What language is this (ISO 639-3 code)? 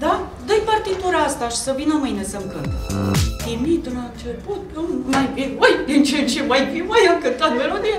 ron